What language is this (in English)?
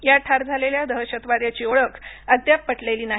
Marathi